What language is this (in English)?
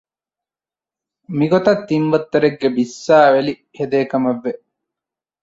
Divehi